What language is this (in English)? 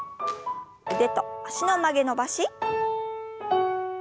Japanese